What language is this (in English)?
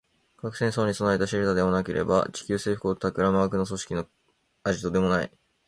Japanese